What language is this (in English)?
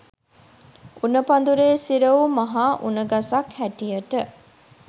Sinhala